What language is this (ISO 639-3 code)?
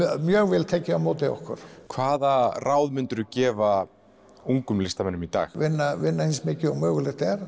isl